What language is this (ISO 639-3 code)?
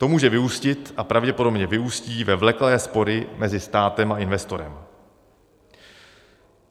ces